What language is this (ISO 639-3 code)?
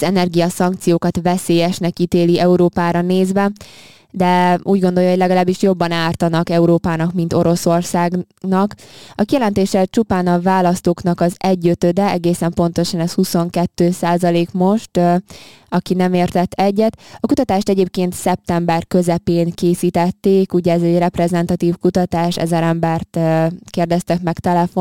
hun